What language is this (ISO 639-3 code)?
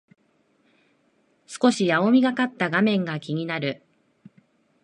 jpn